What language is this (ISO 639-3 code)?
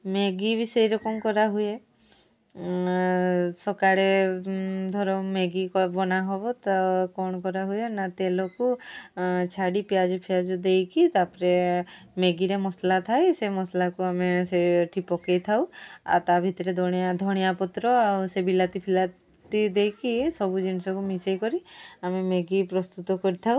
ori